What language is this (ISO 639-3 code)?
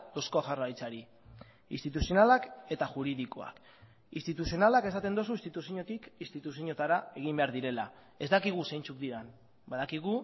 eus